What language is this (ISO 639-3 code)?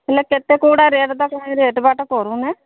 ori